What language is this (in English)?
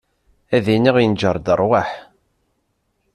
Kabyle